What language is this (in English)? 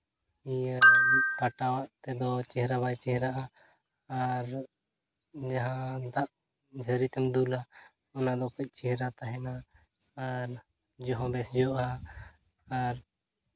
Santali